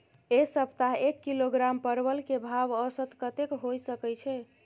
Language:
Maithili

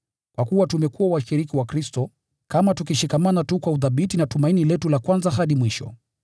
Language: Swahili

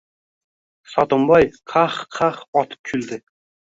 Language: Uzbek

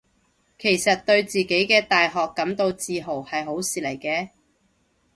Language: Cantonese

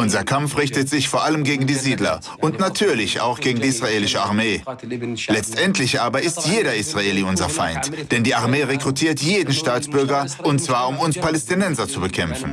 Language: German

